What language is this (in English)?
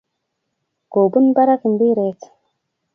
Kalenjin